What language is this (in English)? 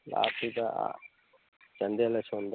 Manipuri